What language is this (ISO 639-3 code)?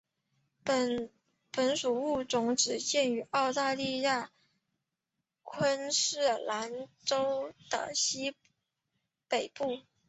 zho